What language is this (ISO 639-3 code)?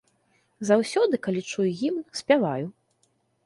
bel